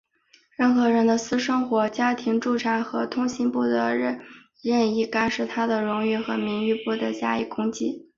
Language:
Chinese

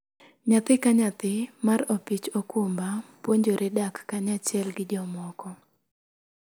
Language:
Luo (Kenya and Tanzania)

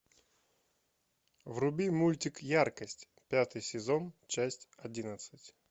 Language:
Russian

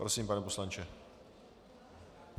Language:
Czech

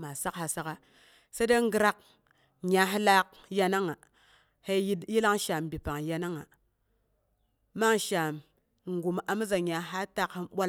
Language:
Boghom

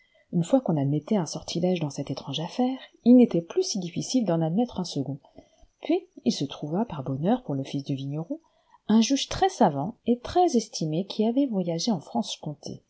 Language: French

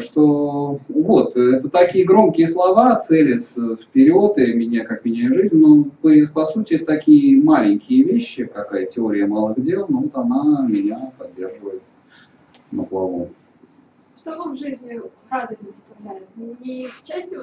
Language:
Russian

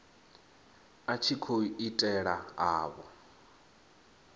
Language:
Venda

